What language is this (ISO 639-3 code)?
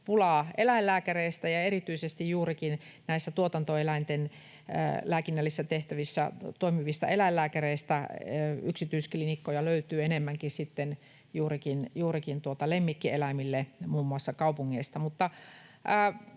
fin